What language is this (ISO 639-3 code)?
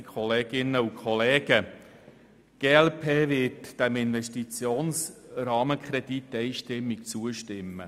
gsw